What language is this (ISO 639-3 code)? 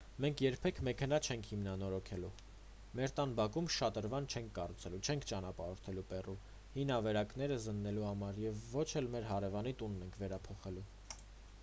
hye